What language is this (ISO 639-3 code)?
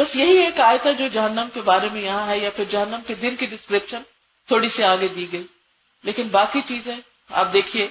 urd